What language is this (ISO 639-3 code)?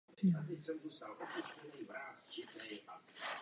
ces